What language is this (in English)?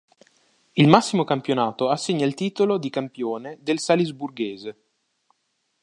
Italian